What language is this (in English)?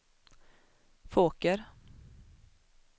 Swedish